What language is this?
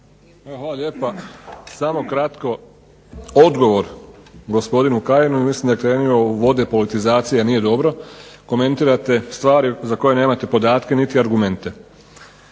Croatian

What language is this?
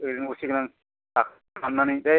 Bodo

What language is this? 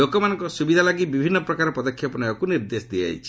Odia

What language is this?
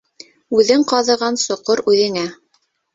Bashkir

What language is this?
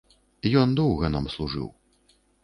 Belarusian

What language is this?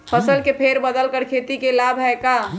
Magahi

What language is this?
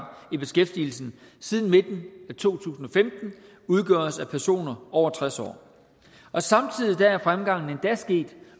Danish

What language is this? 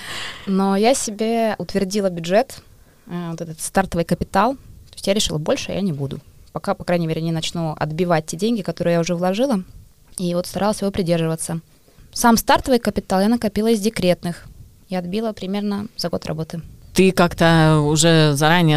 Russian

